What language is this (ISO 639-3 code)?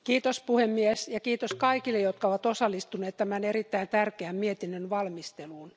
fin